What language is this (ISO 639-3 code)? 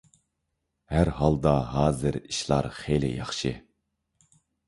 uig